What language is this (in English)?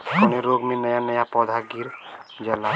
Bhojpuri